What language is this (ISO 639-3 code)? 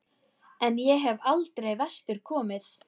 isl